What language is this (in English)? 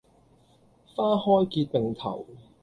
Cantonese